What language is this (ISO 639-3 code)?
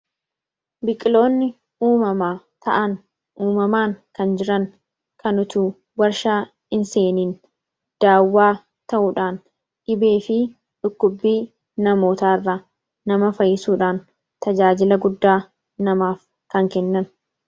orm